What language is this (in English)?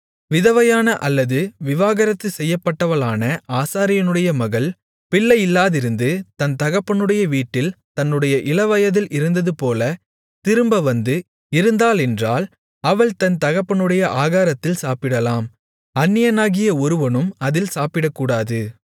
Tamil